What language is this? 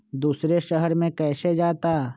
Magahi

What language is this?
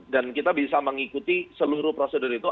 Indonesian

